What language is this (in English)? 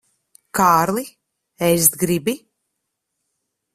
Latvian